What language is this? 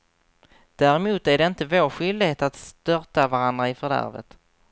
Swedish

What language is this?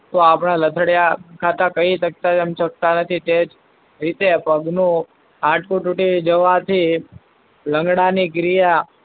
Gujarati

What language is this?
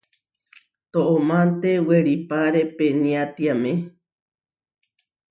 Huarijio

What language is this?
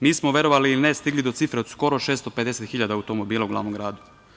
Serbian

